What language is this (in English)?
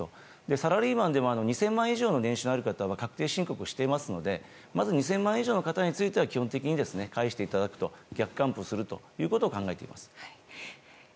Japanese